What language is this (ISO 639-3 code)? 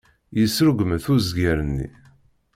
kab